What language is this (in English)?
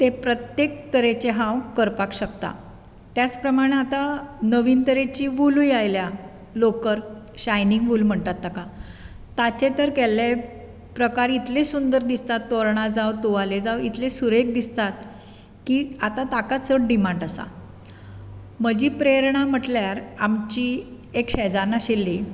Konkani